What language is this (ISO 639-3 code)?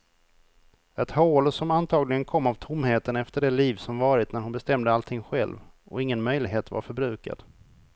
swe